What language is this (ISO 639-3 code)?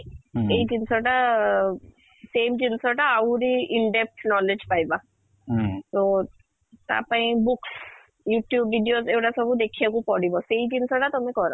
ori